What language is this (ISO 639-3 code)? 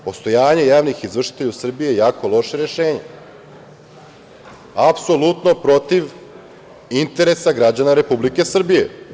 srp